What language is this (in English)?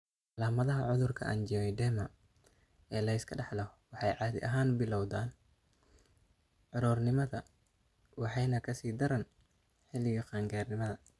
Somali